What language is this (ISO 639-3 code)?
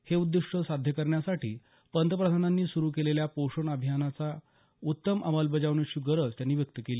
mar